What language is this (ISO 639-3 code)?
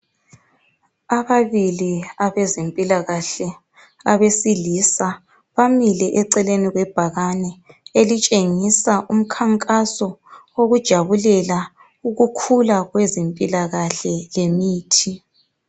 nde